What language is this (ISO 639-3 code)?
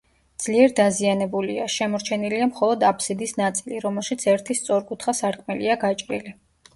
kat